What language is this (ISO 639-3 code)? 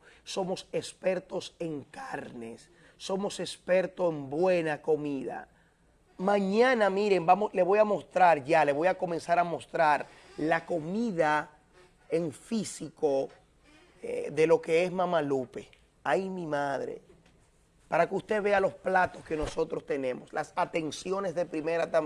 spa